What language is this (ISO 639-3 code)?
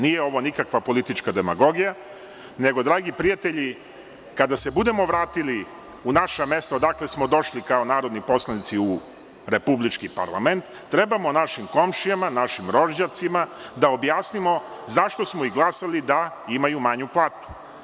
srp